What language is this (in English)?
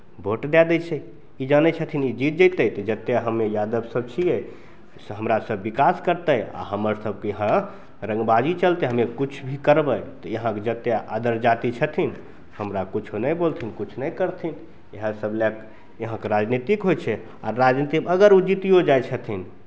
Maithili